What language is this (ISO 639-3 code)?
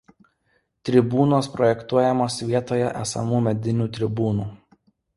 lit